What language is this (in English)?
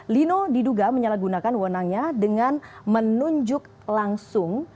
Indonesian